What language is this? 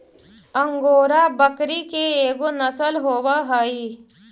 Magahi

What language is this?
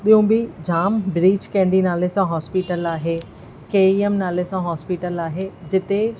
Sindhi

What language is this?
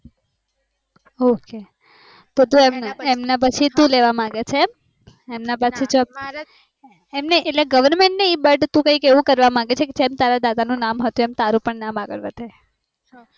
Gujarati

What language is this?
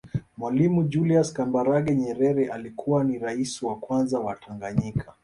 Swahili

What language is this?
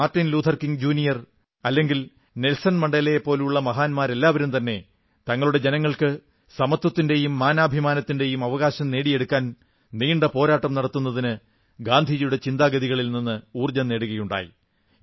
Malayalam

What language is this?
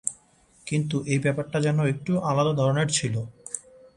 Bangla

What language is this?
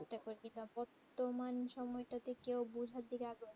Bangla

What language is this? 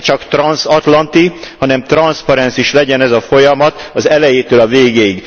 Hungarian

